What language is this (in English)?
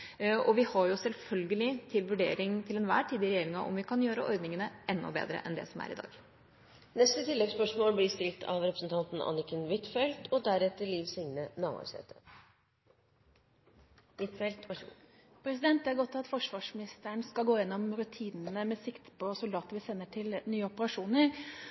Norwegian